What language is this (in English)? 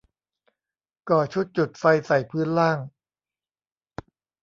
Thai